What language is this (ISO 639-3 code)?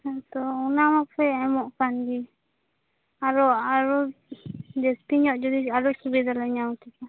sat